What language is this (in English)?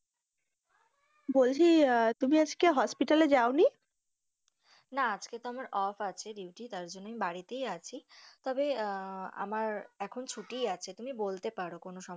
Bangla